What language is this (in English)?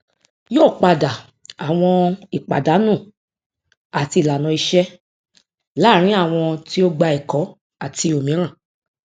Yoruba